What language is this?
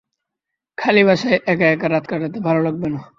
Bangla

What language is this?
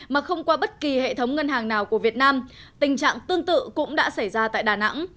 Vietnamese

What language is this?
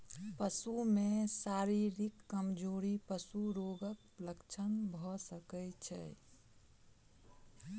Maithili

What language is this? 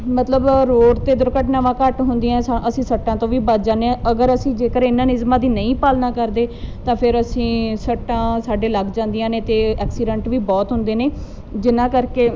Punjabi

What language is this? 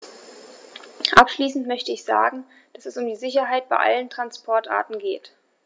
German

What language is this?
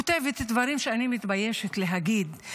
Hebrew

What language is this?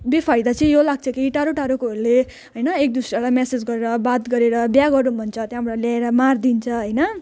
Nepali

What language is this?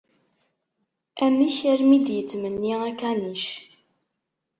Kabyle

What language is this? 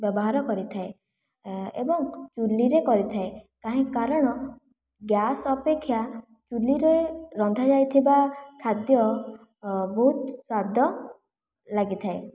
Odia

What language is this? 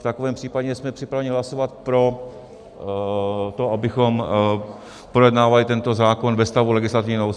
Czech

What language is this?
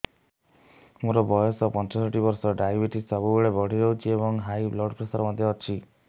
Odia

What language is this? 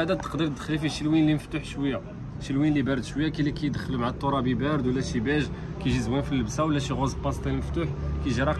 Arabic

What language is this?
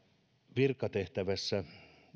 Finnish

